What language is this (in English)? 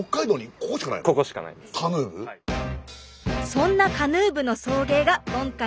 Japanese